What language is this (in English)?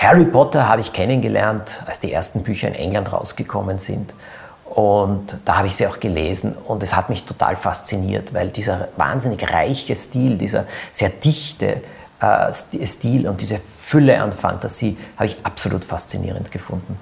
German